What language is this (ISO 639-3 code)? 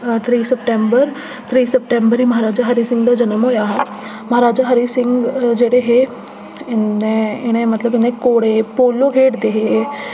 doi